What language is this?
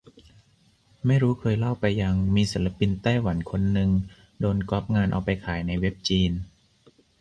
Thai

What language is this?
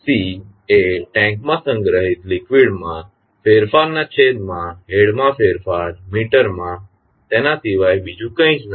Gujarati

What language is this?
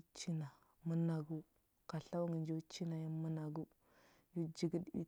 Huba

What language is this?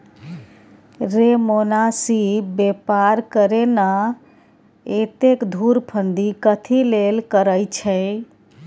Maithili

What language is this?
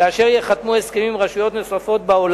Hebrew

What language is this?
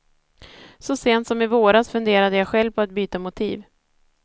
Swedish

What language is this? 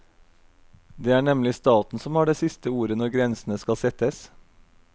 Norwegian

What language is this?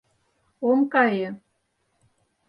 Mari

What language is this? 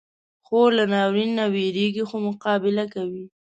Pashto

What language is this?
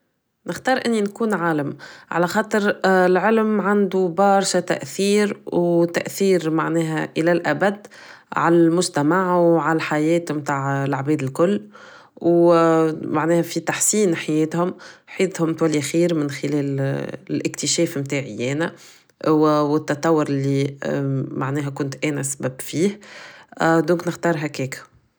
Tunisian Arabic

